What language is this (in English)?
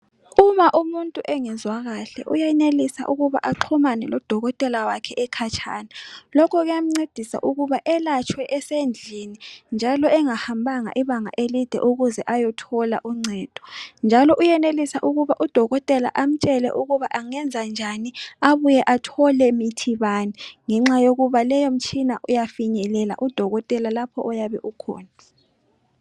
North Ndebele